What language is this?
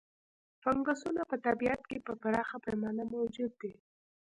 Pashto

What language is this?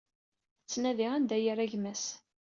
Kabyle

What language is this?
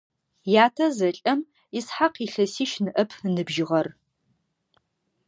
Adyghe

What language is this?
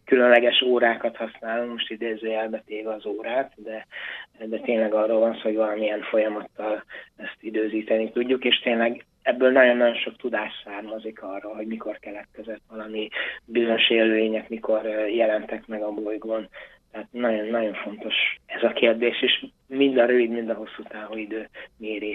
Hungarian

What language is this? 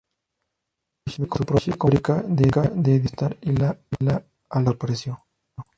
Spanish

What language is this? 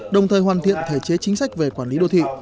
Vietnamese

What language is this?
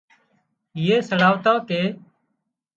Wadiyara Koli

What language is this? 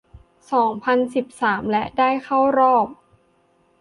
Thai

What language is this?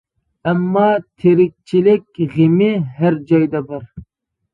Uyghur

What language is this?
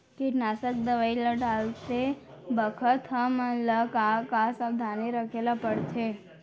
Chhattisgarhi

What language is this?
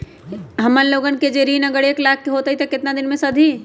Magahi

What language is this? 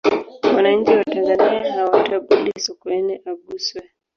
Swahili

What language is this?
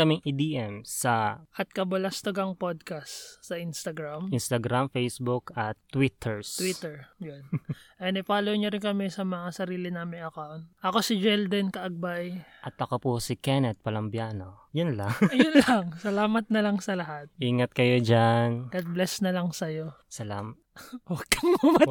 Filipino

